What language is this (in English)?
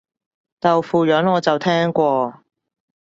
Cantonese